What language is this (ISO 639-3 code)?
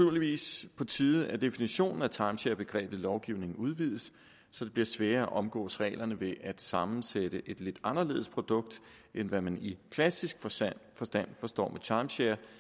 dan